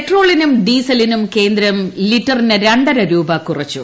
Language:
Malayalam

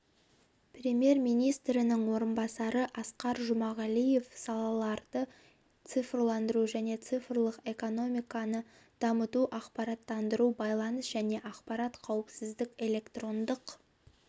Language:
Kazakh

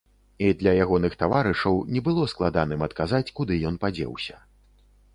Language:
Belarusian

